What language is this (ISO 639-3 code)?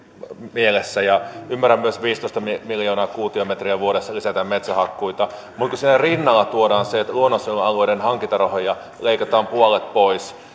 fin